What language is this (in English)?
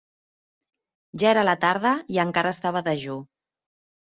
Catalan